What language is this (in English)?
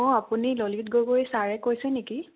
Assamese